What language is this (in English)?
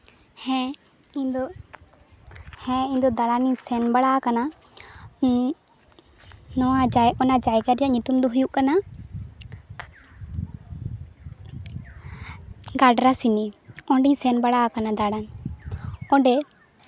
Santali